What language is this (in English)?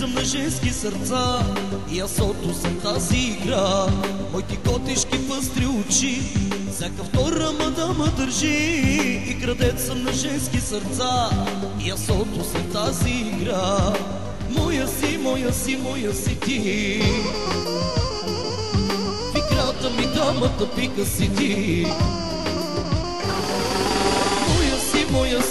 Romanian